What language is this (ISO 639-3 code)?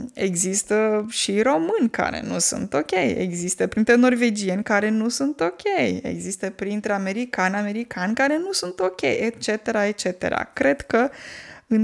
ron